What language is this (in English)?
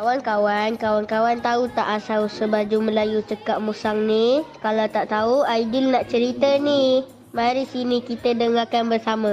Malay